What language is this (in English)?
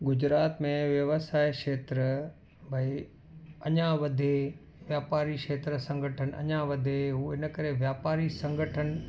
Sindhi